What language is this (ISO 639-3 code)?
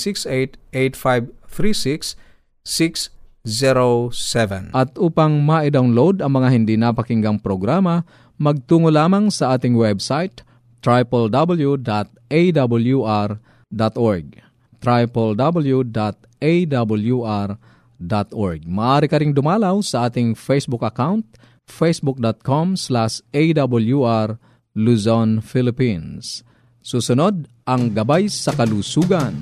fil